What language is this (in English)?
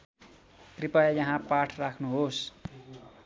Nepali